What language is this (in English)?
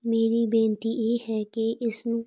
Punjabi